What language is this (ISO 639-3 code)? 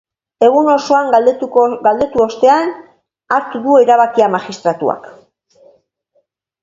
eus